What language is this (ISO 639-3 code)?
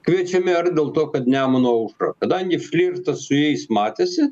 lit